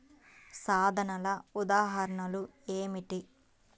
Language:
Telugu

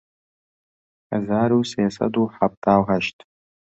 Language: Central Kurdish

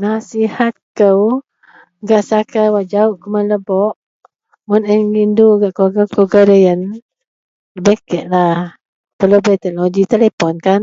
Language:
Central Melanau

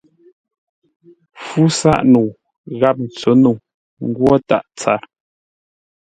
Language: Ngombale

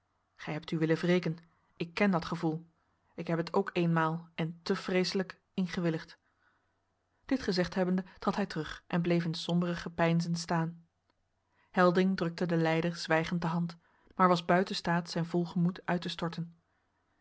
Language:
Dutch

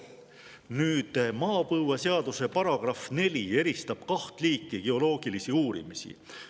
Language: Estonian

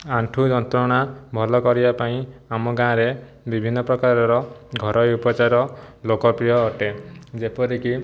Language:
Odia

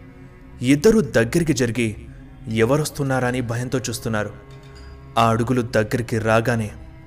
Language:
Telugu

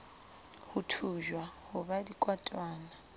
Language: Southern Sotho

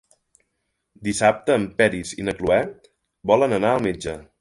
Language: Catalan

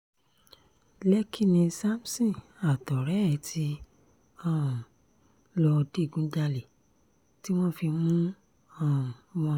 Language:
Yoruba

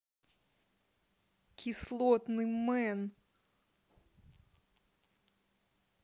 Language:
Russian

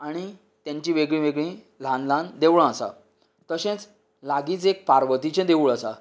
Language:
Konkani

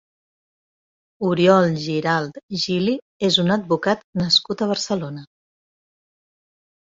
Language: Catalan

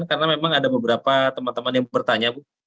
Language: Indonesian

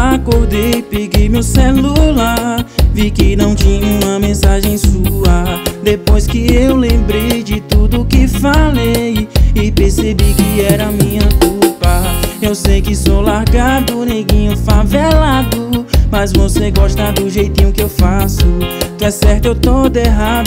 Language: Portuguese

